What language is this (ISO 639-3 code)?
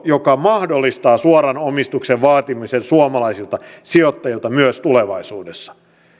fin